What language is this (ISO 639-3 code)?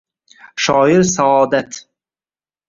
uzb